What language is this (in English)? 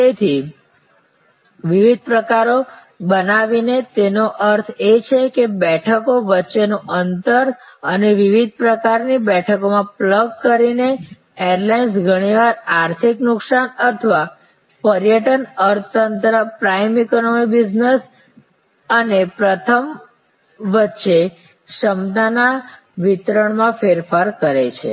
Gujarati